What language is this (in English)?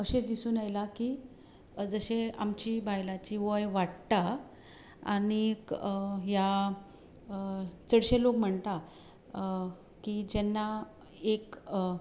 Konkani